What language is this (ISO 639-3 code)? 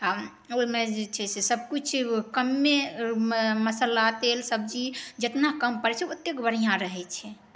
mai